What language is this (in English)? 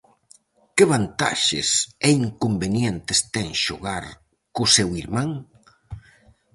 Galician